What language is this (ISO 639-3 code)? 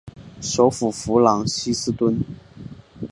zho